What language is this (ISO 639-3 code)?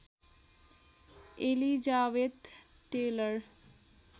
nep